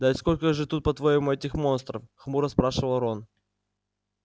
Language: Russian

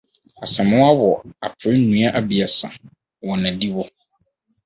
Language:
Akan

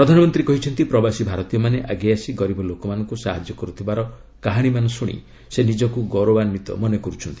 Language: Odia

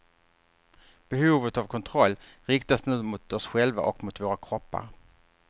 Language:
Swedish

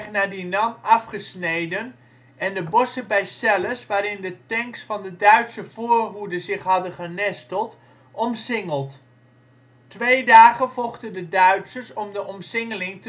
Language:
Dutch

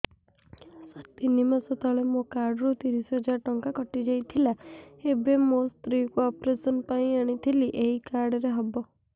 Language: Odia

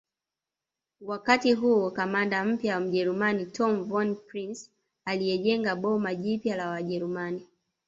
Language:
Swahili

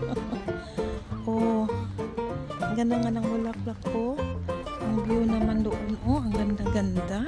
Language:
Filipino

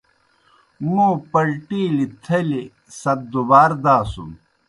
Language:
Kohistani Shina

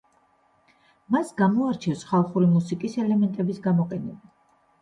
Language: Georgian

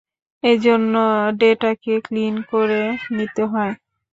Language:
Bangla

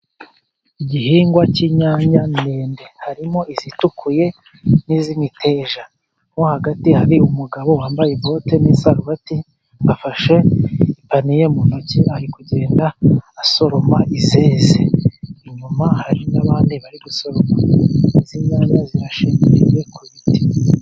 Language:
Kinyarwanda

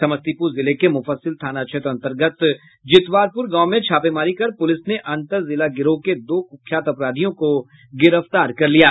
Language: Hindi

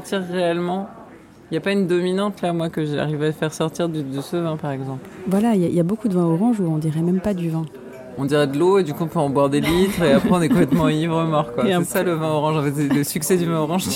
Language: French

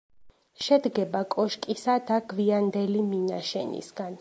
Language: Georgian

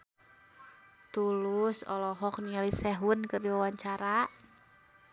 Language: Sundanese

